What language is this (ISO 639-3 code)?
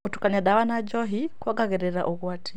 kik